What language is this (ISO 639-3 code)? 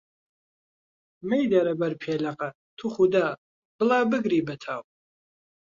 ckb